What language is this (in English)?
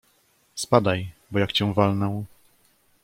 Polish